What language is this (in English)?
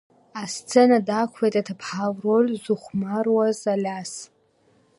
Abkhazian